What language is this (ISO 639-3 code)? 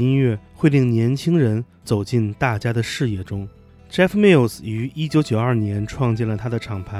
zho